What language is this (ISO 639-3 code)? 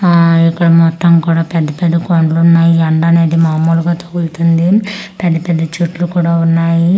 tel